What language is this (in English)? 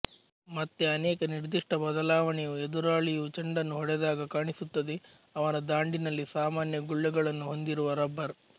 Kannada